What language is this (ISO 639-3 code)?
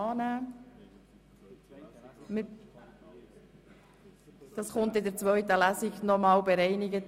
gsw